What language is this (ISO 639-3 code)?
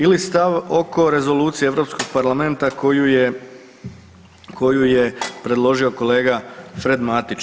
hrv